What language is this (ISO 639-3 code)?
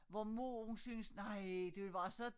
dan